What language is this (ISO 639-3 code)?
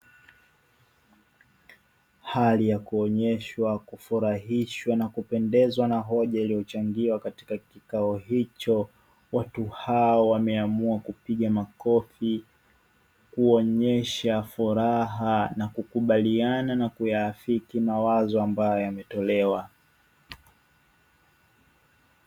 swa